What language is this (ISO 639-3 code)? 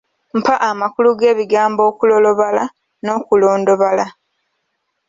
lug